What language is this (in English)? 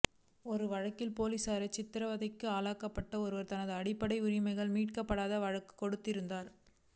Tamil